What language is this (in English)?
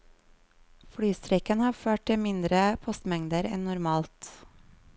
Norwegian